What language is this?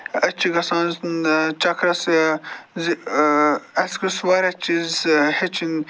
Kashmiri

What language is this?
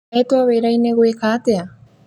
Kikuyu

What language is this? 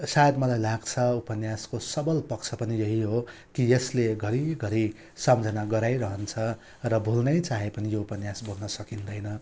Nepali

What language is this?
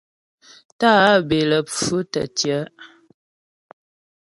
Ghomala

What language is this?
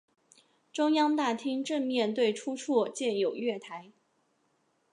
Chinese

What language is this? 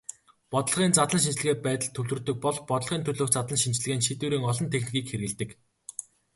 Mongolian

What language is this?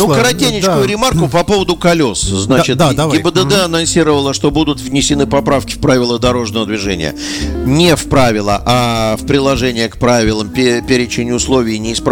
Russian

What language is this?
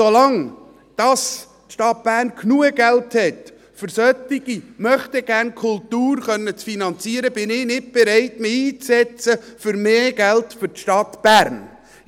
Swiss German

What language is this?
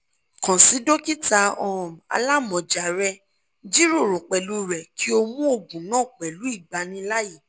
Yoruba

